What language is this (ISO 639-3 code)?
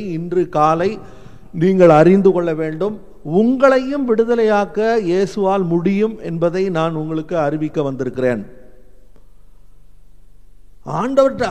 tam